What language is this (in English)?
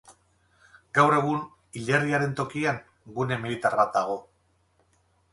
Basque